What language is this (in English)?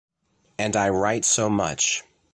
English